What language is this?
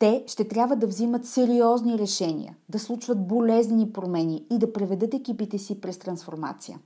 Bulgarian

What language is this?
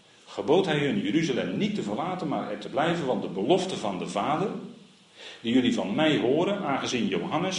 Dutch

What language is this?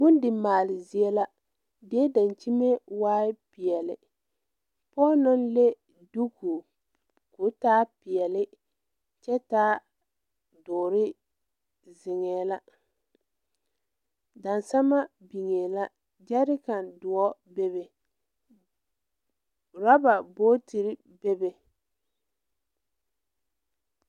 Southern Dagaare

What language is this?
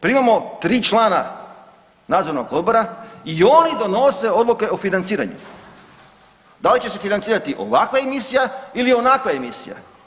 Croatian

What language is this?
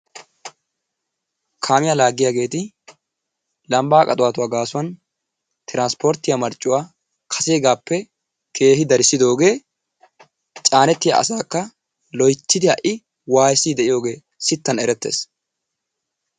Wolaytta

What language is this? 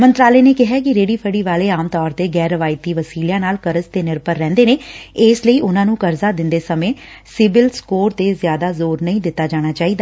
Punjabi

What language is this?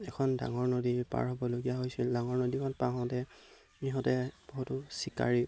Assamese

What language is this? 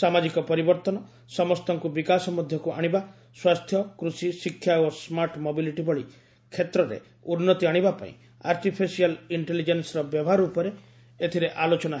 Odia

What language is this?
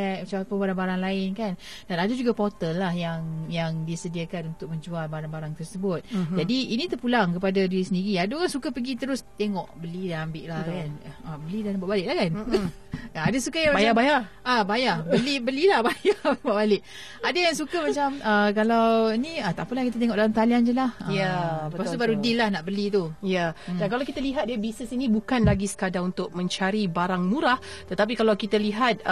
Malay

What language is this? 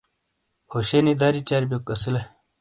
Shina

